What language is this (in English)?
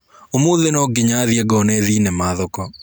Kikuyu